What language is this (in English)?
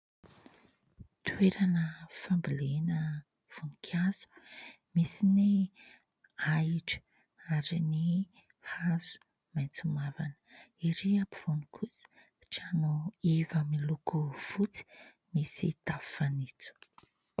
Malagasy